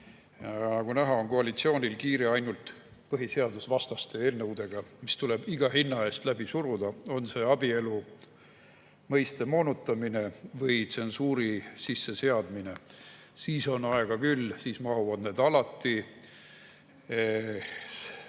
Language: Estonian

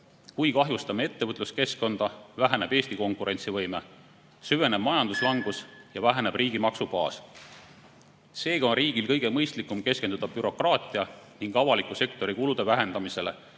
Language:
Estonian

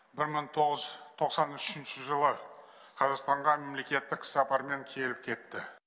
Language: Kazakh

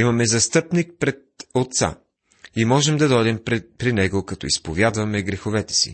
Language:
Bulgarian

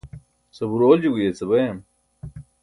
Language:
Burushaski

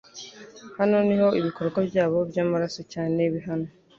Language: Kinyarwanda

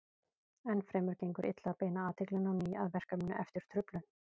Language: Icelandic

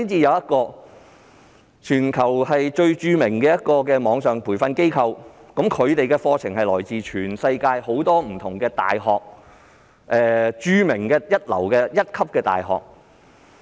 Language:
Cantonese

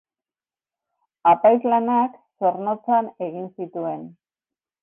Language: Basque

